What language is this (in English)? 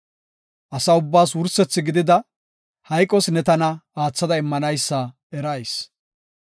Gofa